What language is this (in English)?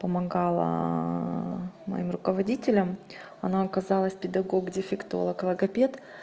Russian